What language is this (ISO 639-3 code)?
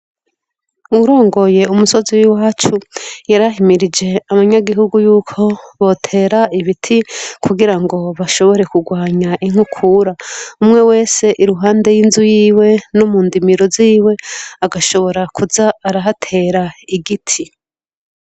run